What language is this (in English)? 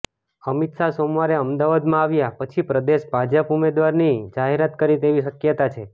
Gujarati